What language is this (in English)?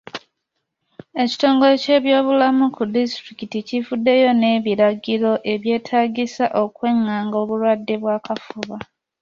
Ganda